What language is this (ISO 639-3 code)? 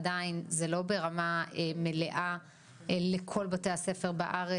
heb